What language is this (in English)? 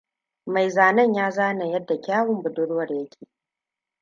Hausa